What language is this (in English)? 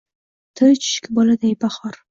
Uzbek